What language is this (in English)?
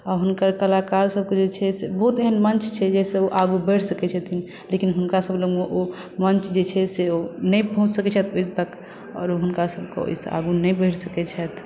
Maithili